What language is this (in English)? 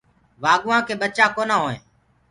Gurgula